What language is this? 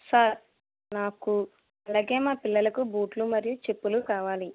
Telugu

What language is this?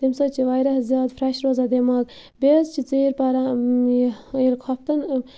Kashmiri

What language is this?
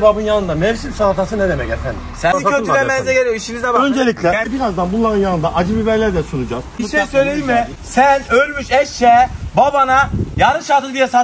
Turkish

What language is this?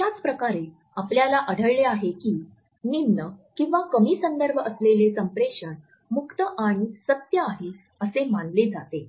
Marathi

